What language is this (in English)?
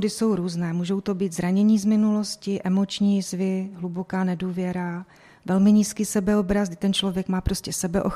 Czech